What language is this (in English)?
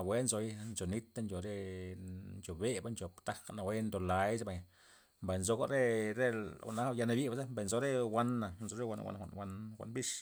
Loxicha Zapotec